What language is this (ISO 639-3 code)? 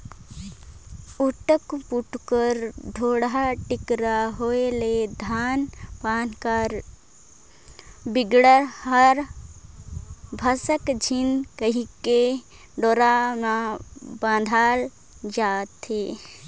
hne